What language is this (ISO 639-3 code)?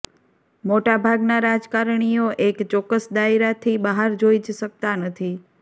guj